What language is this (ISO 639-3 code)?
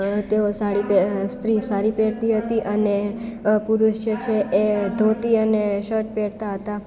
guj